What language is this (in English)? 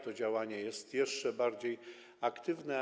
Polish